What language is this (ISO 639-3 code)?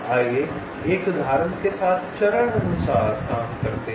hin